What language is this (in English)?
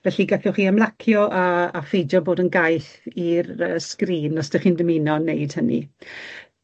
Welsh